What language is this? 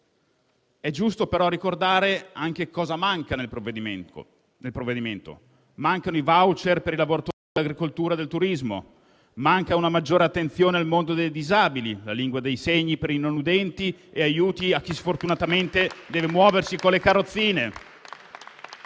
Italian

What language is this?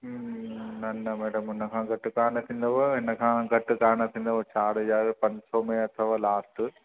Sindhi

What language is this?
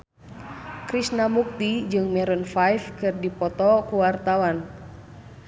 Sundanese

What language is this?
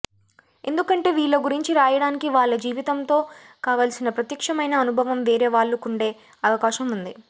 Telugu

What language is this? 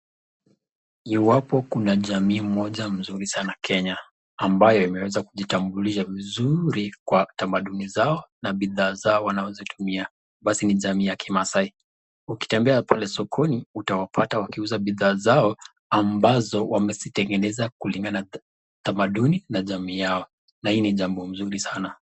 Swahili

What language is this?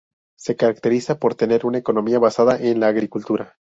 Spanish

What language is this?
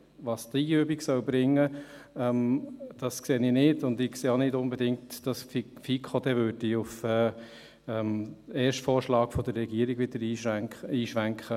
Swiss German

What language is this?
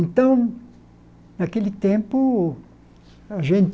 Portuguese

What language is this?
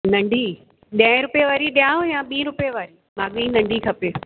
Sindhi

